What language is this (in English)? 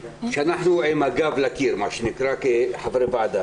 Hebrew